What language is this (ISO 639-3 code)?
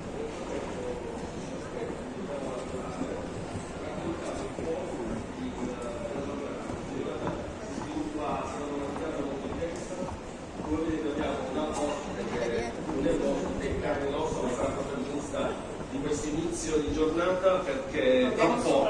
ita